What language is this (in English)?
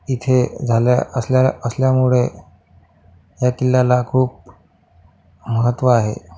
Marathi